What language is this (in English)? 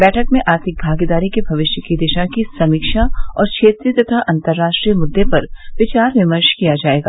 Hindi